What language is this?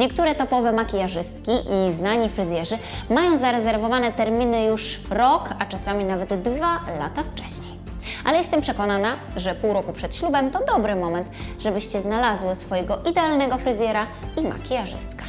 Polish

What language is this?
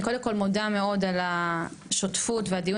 Hebrew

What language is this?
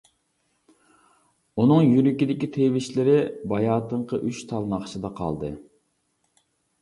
Uyghur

